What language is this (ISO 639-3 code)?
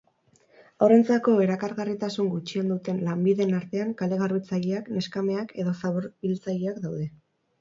eus